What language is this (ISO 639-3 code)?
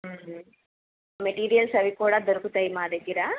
tel